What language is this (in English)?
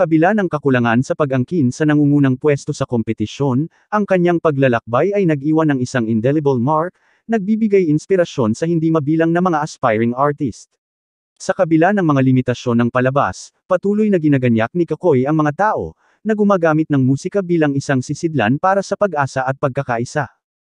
Filipino